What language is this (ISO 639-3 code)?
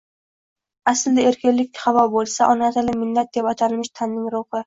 uzb